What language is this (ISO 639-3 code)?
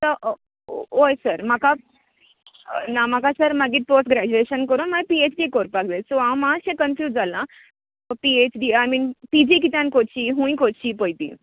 kok